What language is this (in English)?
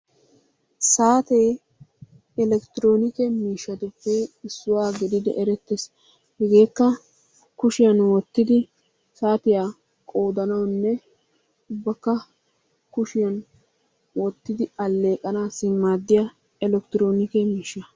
Wolaytta